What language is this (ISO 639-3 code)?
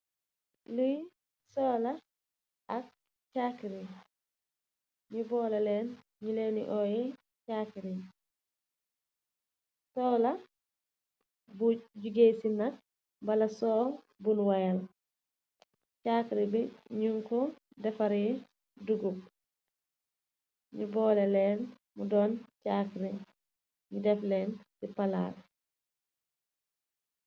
wol